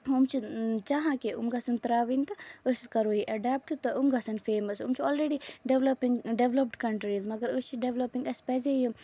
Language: Kashmiri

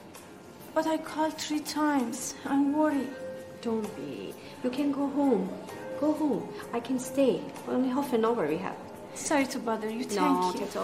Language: Persian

